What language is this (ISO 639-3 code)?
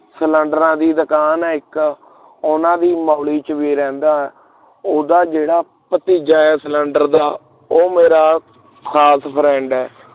pan